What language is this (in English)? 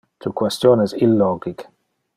Interlingua